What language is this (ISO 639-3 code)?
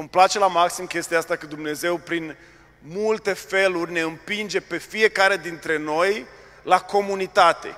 ron